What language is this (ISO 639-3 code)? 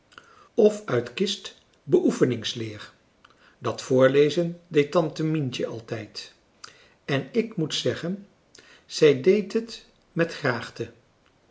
nld